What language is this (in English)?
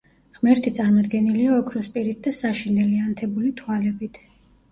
Georgian